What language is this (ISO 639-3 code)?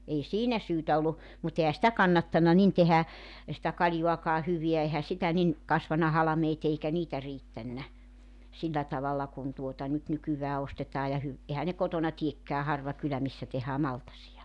fin